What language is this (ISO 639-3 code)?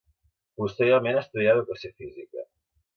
cat